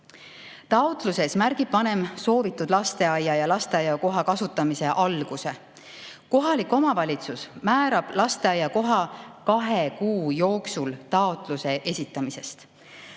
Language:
Estonian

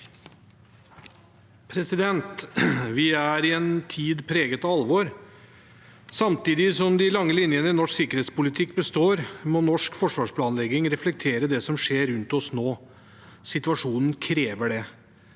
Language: Norwegian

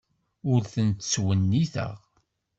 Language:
Kabyle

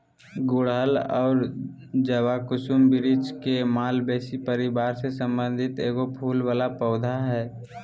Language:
Magahi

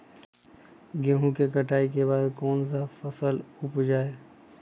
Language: Magahi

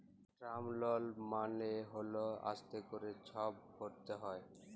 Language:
Bangla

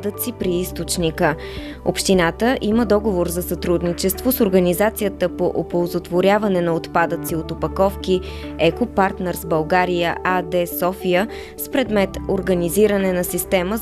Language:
Bulgarian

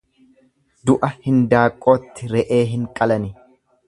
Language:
Oromo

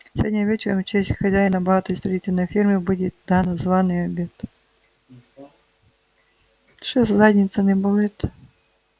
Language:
Russian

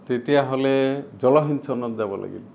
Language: Assamese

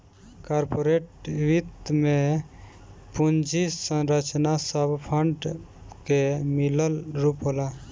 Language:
Bhojpuri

